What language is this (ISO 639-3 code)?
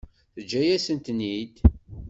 kab